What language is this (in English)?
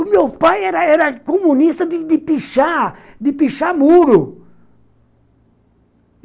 Portuguese